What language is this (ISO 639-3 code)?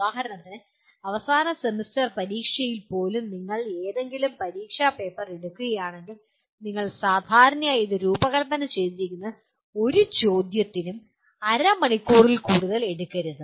mal